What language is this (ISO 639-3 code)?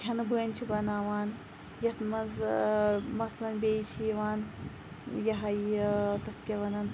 kas